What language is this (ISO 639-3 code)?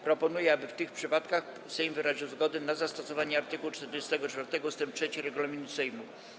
pol